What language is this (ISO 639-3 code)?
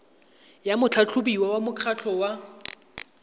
tsn